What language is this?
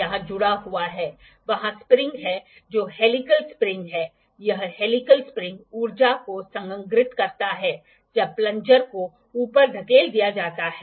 Hindi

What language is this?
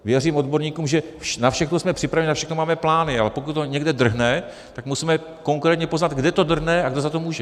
Czech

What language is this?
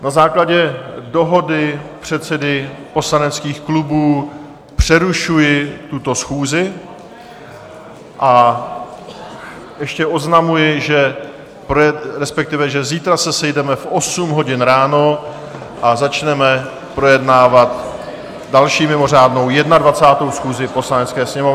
Czech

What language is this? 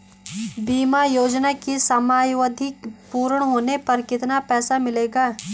Hindi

